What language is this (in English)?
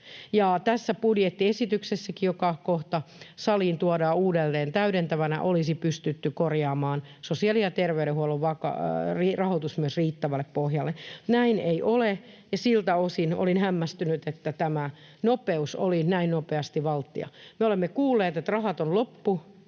Finnish